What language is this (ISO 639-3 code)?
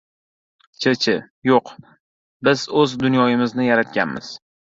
uzb